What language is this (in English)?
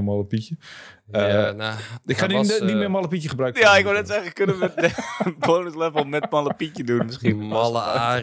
Dutch